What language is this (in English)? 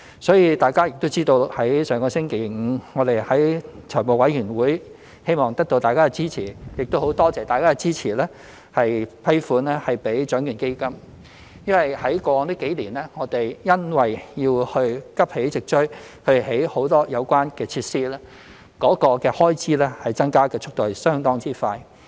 Cantonese